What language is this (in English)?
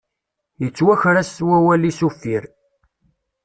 Kabyle